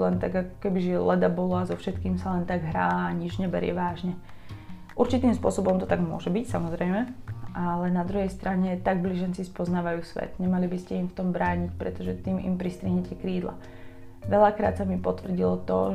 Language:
Slovak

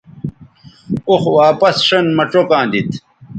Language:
Bateri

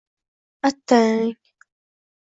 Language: Uzbek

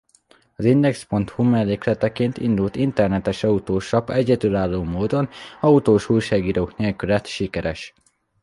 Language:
Hungarian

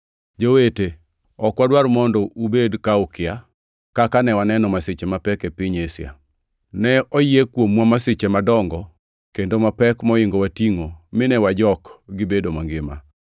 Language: Luo (Kenya and Tanzania)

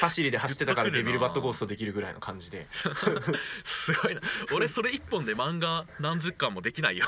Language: Japanese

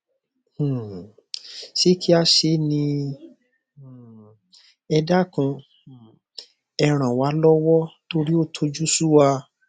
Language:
Yoruba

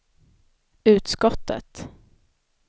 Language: Swedish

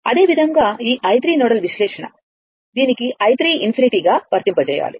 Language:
Telugu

